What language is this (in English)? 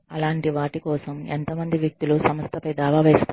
Telugu